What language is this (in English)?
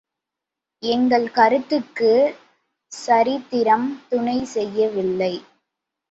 Tamil